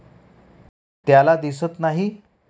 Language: Marathi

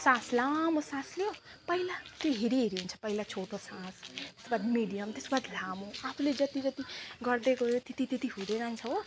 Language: Nepali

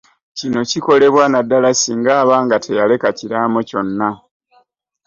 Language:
Ganda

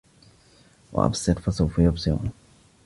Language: Arabic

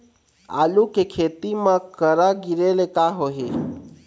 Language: Chhattisgarhi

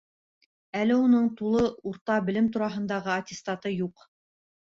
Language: Bashkir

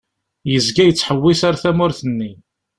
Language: Kabyle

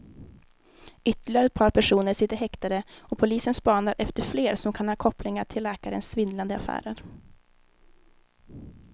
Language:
Swedish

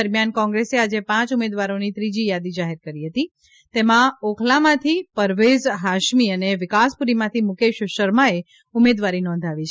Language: Gujarati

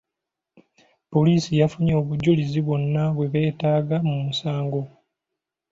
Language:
Ganda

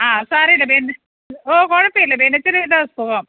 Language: Malayalam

